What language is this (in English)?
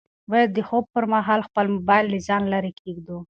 Pashto